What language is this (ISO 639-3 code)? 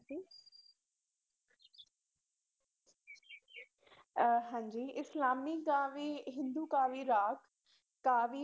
pan